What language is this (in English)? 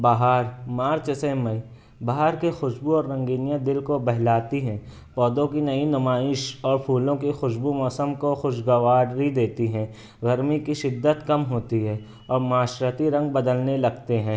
Urdu